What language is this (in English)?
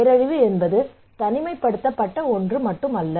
Tamil